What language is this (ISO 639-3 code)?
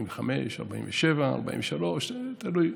heb